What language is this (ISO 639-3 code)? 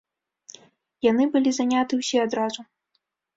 bel